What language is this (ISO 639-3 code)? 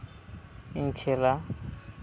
sat